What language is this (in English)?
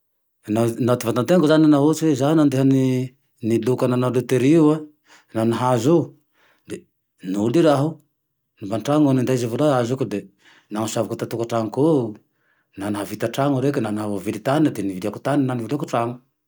Tandroy-Mahafaly Malagasy